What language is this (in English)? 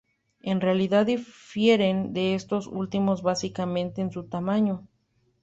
Spanish